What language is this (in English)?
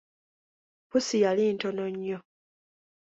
Ganda